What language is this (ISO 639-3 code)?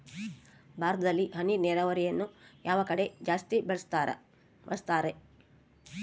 kan